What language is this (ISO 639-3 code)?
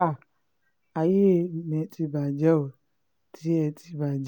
yor